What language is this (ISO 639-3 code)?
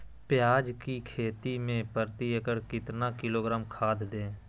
mag